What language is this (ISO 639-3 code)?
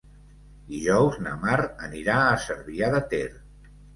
cat